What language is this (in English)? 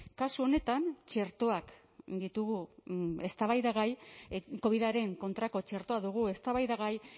Basque